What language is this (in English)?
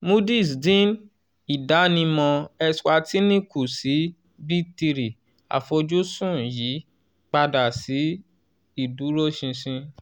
Yoruba